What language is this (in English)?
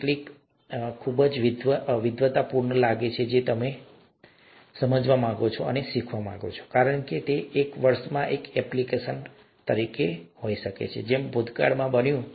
Gujarati